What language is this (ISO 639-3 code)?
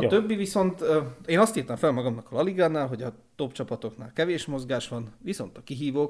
hun